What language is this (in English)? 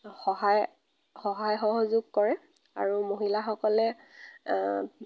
Assamese